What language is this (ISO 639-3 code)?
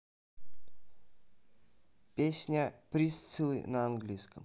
rus